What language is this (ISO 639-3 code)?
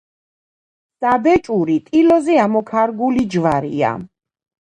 kat